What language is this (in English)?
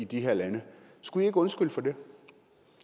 Danish